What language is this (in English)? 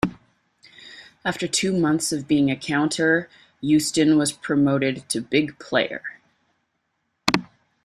English